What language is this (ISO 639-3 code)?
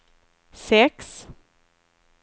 swe